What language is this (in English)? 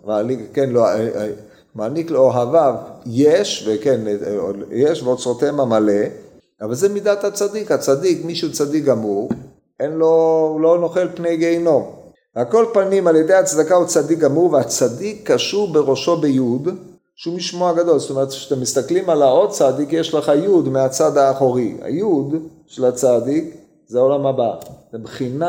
Hebrew